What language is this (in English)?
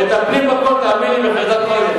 Hebrew